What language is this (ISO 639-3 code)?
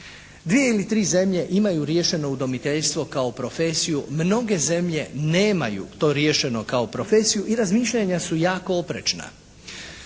hrv